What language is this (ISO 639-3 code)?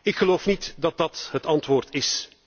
nld